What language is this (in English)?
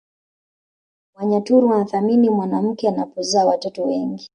Swahili